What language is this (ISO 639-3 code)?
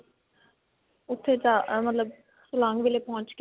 pan